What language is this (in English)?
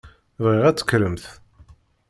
Kabyle